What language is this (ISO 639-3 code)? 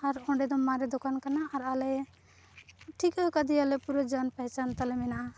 sat